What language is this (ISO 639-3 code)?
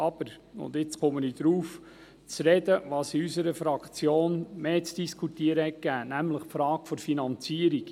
gsw